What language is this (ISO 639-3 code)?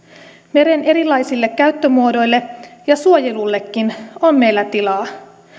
fin